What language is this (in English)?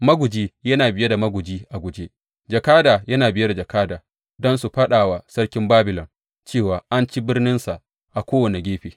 Hausa